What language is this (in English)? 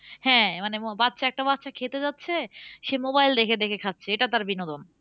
Bangla